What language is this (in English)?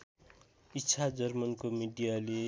Nepali